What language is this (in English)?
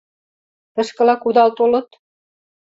Mari